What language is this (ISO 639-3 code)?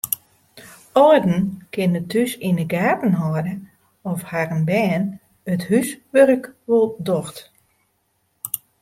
fry